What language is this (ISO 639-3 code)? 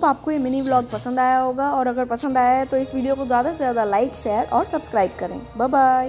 hin